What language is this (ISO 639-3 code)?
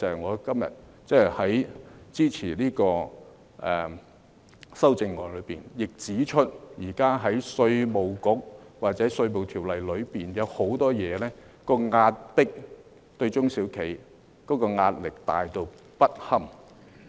yue